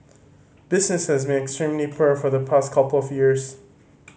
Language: English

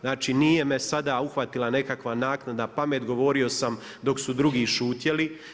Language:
Croatian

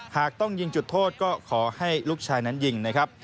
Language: Thai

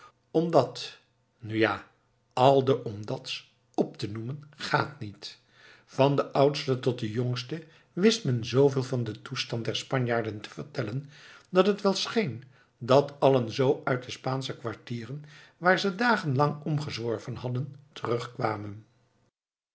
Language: Dutch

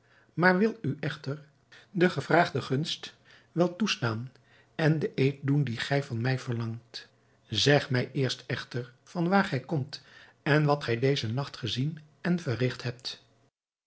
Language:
Dutch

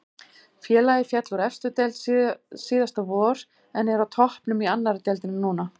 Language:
Icelandic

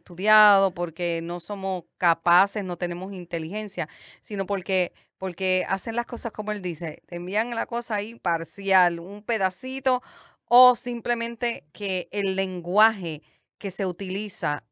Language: Spanish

